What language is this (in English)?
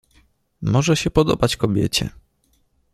Polish